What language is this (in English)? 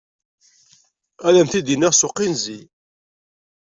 Kabyle